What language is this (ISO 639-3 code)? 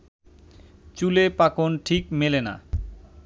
ben